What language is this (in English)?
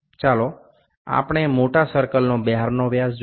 Gujarati